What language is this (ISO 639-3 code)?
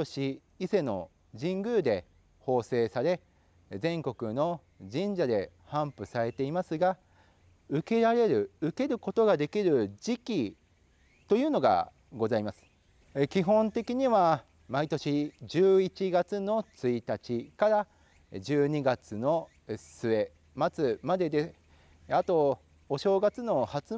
jpn